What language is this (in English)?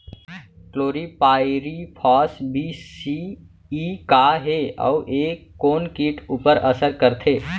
Chhattisgarhi